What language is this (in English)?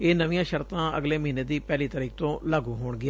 Punjabi